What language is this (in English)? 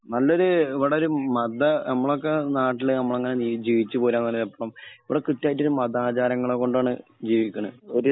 Malayalam